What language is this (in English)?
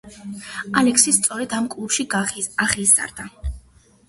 Georgian